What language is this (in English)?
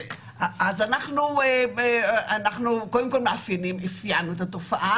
Hebrew